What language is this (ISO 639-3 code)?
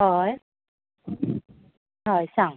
kok